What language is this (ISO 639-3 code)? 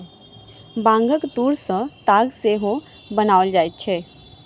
mai